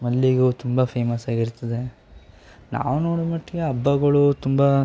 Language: Kannada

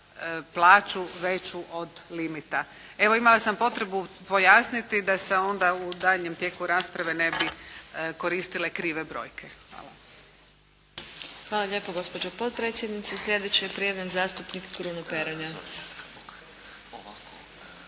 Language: Croatian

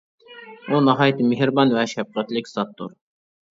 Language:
Uyghur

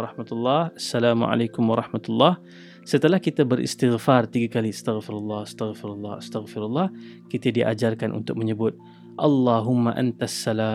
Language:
Malay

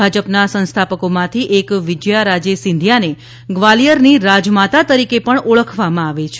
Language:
Gujarati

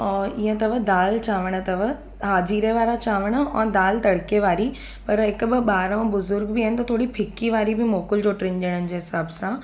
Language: Sindhi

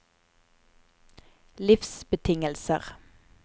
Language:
Norwegian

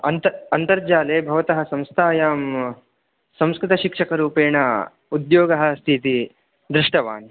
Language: Sanskrit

